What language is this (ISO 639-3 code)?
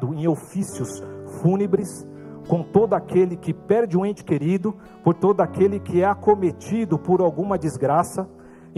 por